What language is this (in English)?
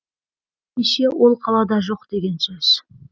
Kazakh